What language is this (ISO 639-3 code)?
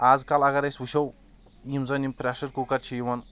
kas